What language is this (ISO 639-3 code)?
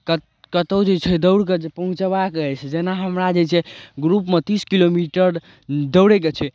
mai